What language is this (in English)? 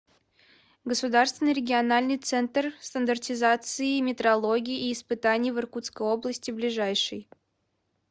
Russian